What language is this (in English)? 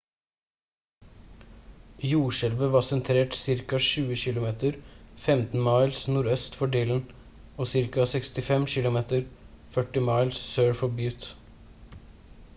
Norwegian Bokmål